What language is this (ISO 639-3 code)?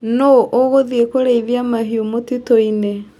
kik